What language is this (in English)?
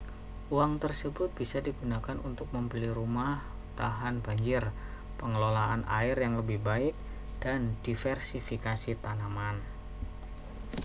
Indonesian